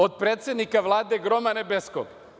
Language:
Serbian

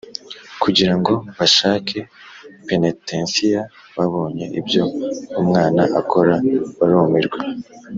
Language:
Kinyarwanda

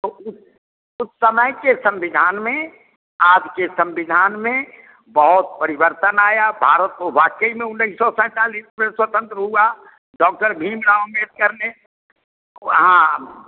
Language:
Hindi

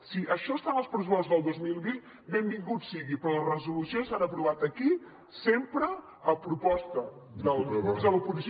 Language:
Catalan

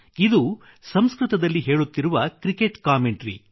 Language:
Kannada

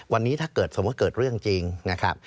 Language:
Thai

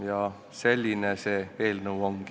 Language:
Estonian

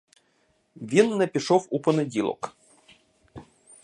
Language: Ukrainian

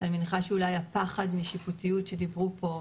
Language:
Hebrew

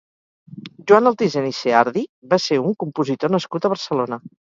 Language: Catalan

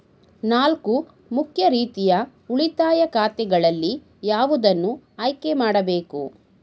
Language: Kannada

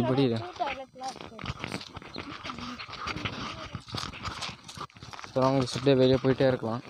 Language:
Tamil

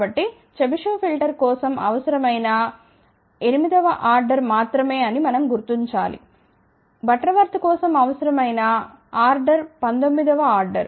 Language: Telugu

